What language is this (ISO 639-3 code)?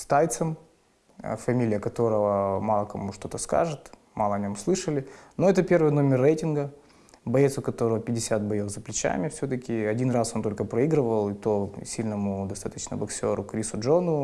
rus